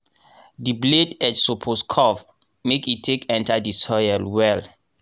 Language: Nigerian Pidgin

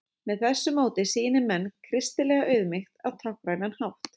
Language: Icelandic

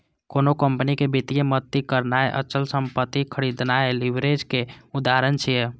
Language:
Maithili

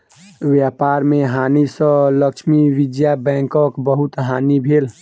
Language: Maithili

